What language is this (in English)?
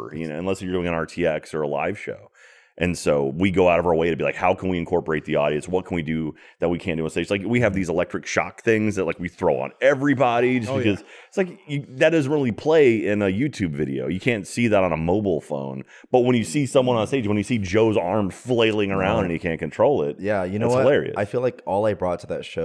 English